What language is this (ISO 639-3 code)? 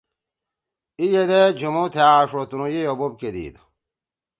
trw